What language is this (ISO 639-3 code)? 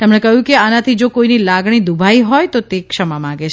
guj